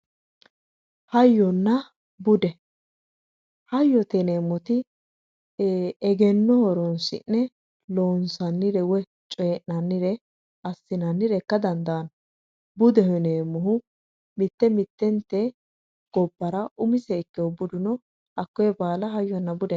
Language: Sidamo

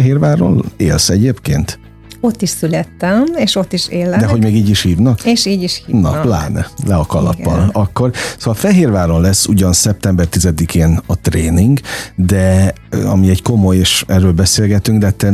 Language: Hungarian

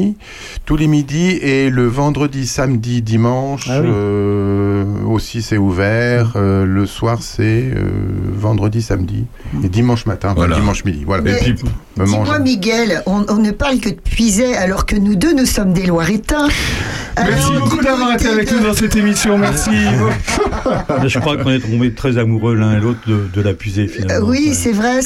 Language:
French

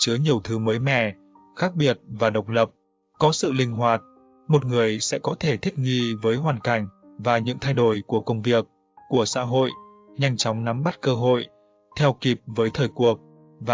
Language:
Vietnamese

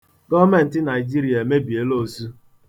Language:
Igbo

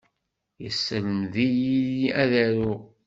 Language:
Kabyle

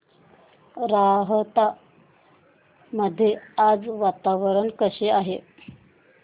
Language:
Marathi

